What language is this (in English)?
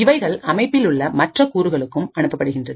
Tamil